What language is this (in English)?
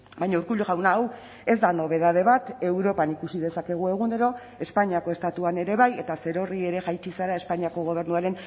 Basque